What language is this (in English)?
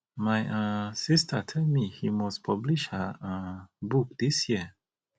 Nigerian Pidgin